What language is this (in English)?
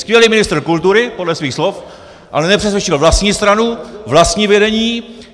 Czech